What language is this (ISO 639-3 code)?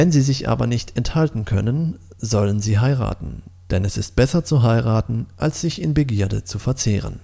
deu